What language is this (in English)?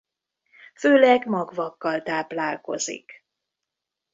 Hungarian